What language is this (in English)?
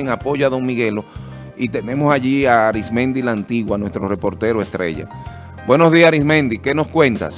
Spanish